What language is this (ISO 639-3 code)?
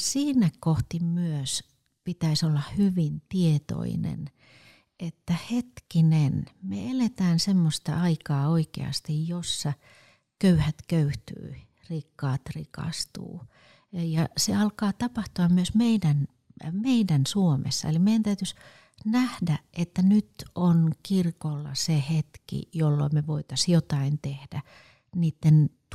fin